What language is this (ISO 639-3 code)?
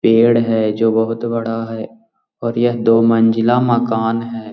mag